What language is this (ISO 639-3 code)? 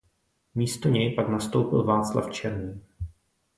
ces